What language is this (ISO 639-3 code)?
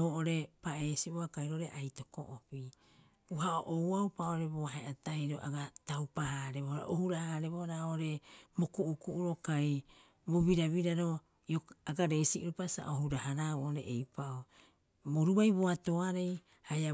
kyx